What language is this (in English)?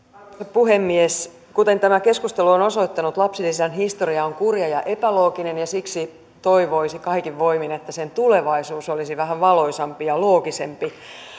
Finnish